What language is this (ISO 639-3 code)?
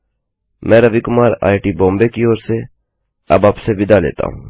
hin